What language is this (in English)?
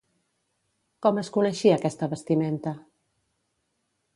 Catalan